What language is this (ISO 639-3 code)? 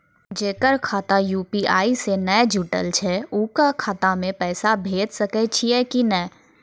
mai